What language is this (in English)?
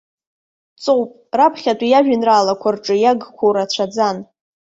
Abkhazian